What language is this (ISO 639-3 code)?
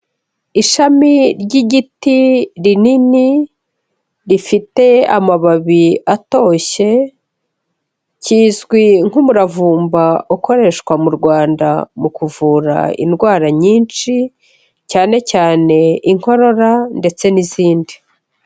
kin